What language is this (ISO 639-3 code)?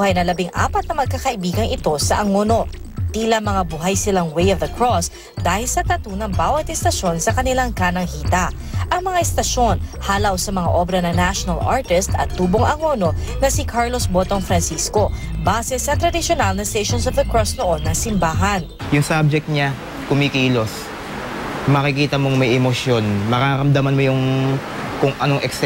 fil